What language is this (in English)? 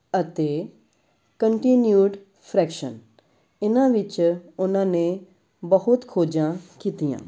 Punjabi